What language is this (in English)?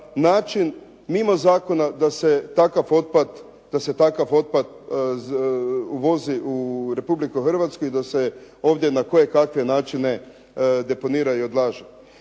Croatian